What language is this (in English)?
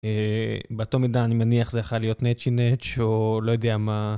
Hebrew